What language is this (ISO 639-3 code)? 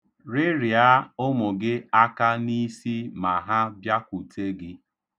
ibo